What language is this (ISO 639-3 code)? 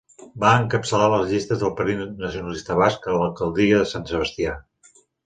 cat